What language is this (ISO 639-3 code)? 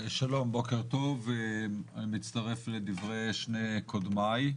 heb